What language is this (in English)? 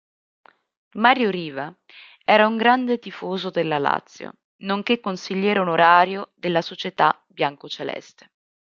Italian